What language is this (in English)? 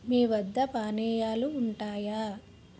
Telugu